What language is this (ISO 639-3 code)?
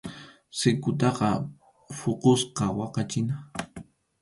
qxu